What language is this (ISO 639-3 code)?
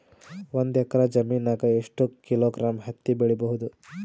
kan